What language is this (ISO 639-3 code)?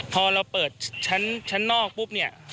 tha